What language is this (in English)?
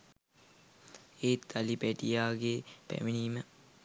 Sinhala